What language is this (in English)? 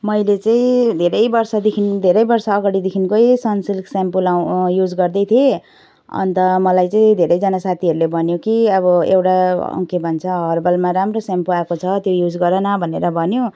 Nepali